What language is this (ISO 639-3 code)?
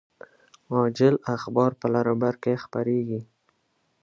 pus